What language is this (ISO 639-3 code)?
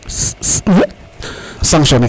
srr